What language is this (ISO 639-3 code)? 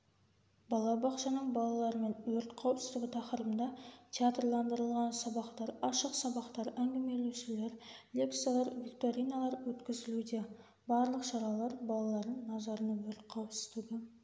kaz